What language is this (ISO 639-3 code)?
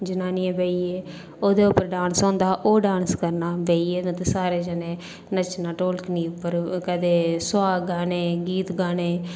doi